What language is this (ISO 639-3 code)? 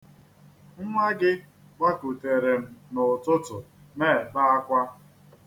ibo